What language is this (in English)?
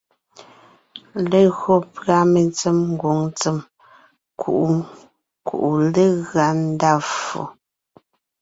Ngiemboon